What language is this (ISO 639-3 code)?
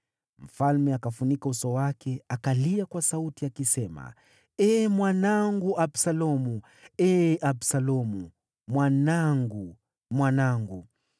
swa